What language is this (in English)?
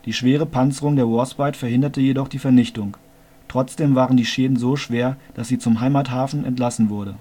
German